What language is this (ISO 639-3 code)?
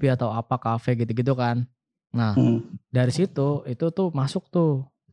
ind